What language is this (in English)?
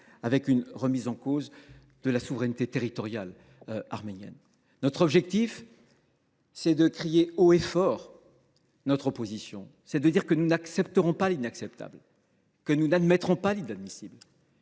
French